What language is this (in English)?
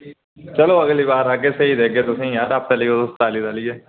Dogri